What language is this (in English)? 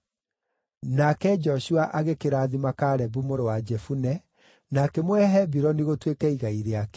Kikuyu